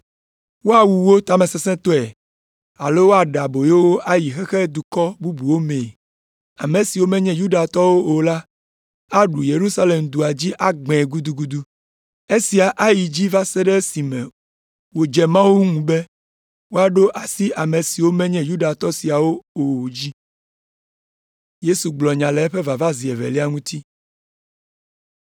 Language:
Ewe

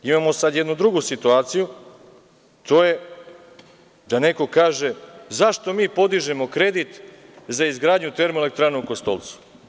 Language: Serbian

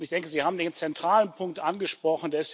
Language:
German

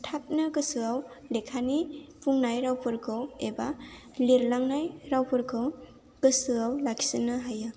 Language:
Bodo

